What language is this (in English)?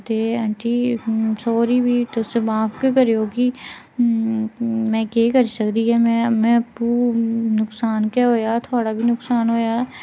Dogri